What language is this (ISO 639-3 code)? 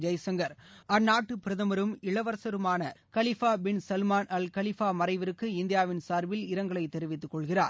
tam